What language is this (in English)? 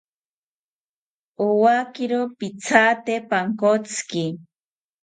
South Ucayali Ashéninka